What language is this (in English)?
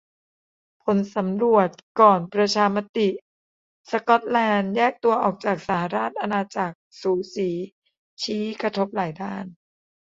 Thai